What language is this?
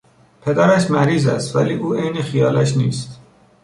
Persian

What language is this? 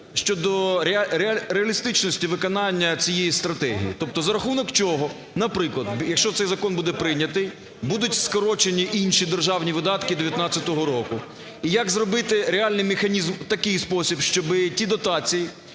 Ukrainian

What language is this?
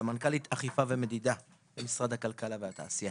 Hebrew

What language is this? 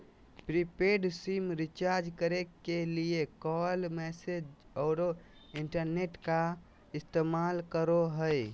Magahi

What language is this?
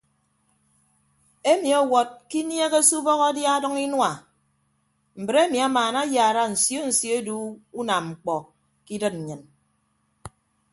Ibibio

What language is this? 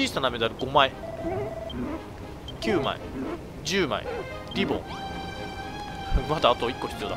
Japanese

